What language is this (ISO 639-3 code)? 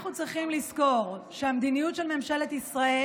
heb